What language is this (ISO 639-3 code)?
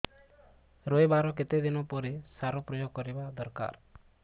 ori